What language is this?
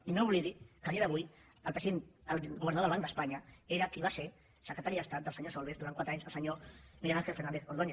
Catalan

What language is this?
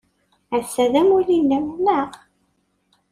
Kabyle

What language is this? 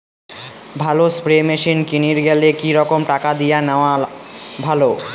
Bangla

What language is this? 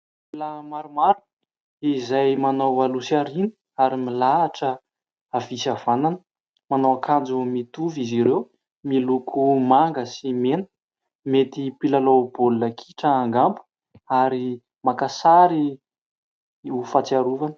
Malagasy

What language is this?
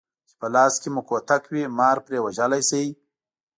Pashto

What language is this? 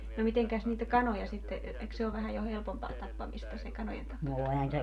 Finnish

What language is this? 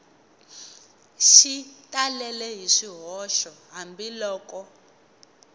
Tsonga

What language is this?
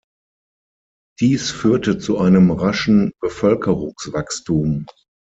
German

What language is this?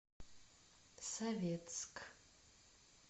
Russian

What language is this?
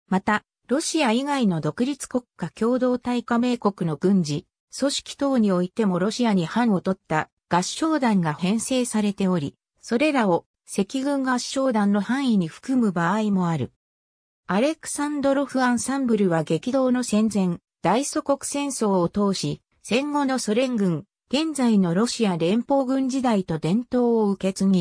Japanese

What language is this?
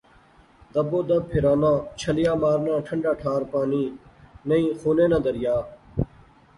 Pahari-Potwari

